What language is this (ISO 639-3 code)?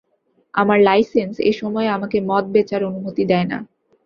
ben